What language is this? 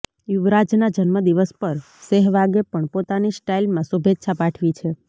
Gujarati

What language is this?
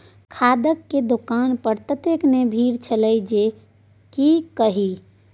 Maithili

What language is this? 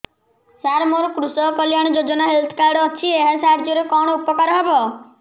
Odia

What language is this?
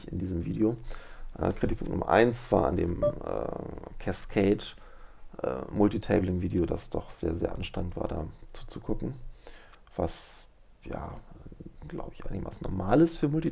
German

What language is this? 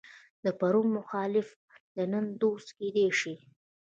Pashto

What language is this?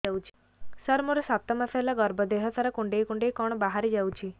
Odia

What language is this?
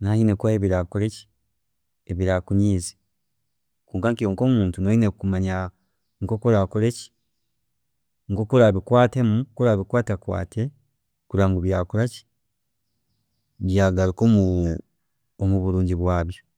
Chiga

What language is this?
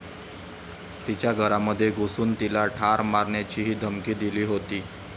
Marathi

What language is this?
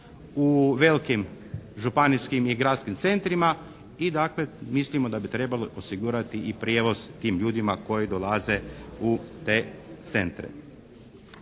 Croatian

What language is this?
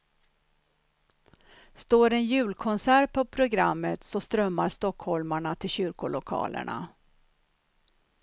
Swedish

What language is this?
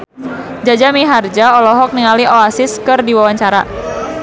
Sundanese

